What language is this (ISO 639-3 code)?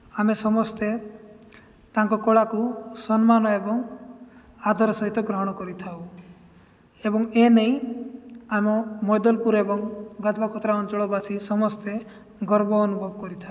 ori